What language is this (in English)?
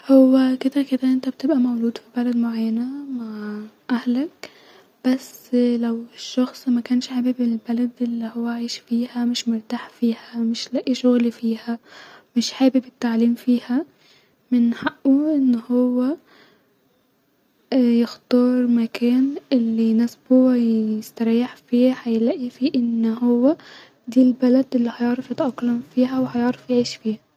Egyptian Arabic